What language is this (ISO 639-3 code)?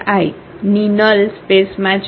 guj